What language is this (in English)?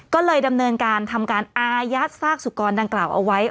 Thai